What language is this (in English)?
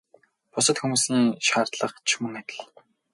Mongolian